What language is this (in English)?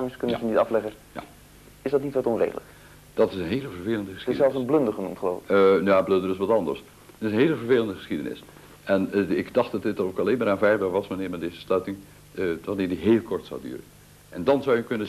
Dutch